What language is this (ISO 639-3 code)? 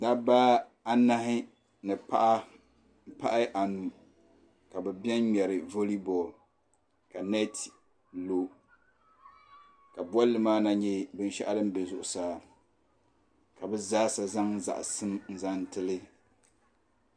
dag